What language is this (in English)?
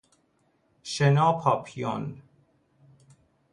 Persian